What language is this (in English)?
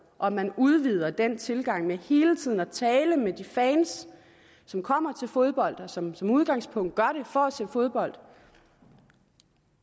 Danish